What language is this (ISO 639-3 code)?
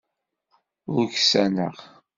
kab